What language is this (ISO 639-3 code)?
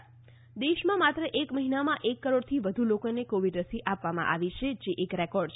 guj